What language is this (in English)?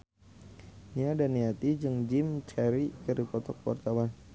Sundanese